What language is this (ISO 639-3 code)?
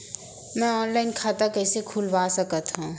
hne